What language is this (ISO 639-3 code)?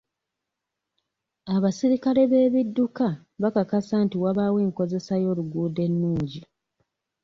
lug